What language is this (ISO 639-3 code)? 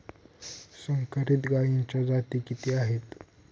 mar